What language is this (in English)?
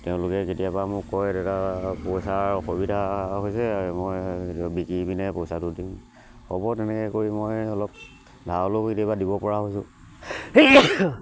Assamese